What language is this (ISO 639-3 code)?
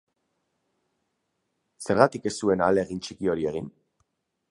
eus